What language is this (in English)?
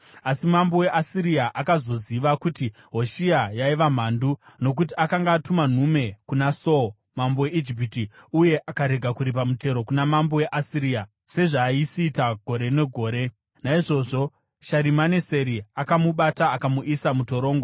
Shona